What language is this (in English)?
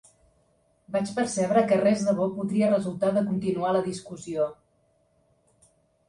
Catalan